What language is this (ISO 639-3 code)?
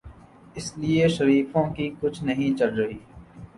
urd